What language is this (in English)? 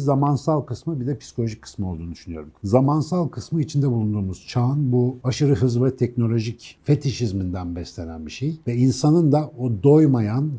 Turkish